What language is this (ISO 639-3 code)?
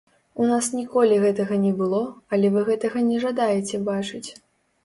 bel